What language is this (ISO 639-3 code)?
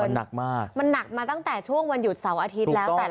tha